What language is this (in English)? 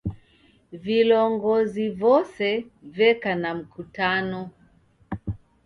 Taita